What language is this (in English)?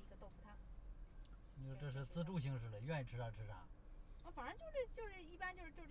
Chinese